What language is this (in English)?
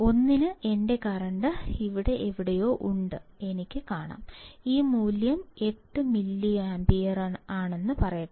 Malayalam